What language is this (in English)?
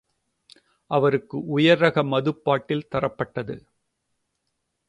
Tamil